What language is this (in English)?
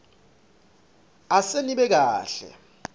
Swati